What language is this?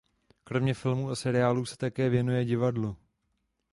Czech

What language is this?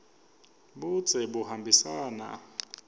Swati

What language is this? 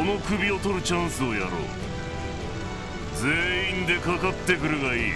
Japanese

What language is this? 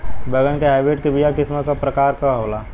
Bhojpuri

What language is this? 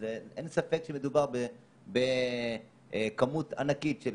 Hebrew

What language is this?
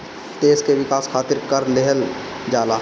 Bhojpuri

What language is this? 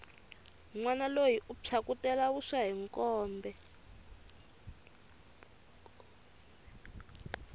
Tsonga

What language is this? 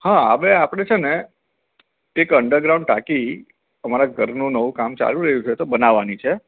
Gujarati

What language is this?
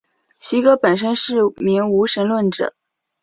Chinese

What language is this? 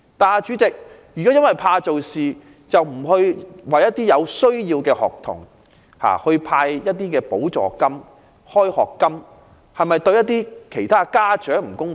Cantonese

